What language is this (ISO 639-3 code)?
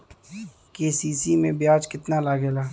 bho